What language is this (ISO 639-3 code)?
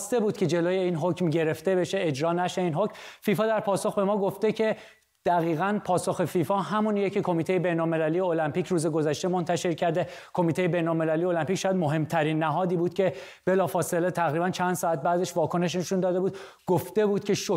fas